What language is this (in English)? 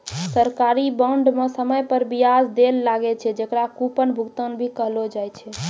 Maithili